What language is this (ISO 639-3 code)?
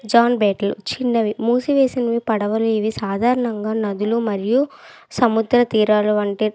tel